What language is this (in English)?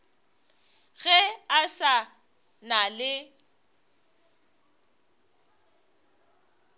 Northern Sotho